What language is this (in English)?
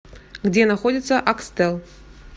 Russian